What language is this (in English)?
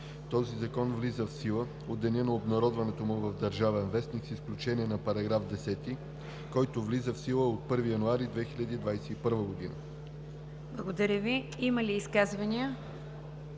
Bulgarian